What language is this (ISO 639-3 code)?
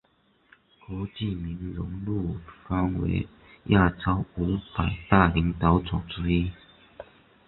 zho